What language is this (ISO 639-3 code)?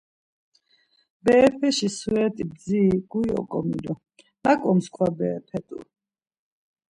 lzz